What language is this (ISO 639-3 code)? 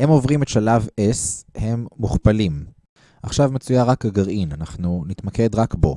heb